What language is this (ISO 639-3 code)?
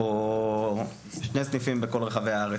heb